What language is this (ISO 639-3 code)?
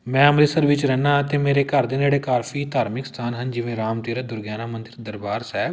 pan